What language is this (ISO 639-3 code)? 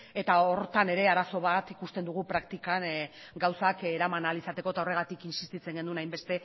eus